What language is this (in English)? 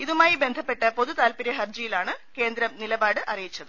Malayalam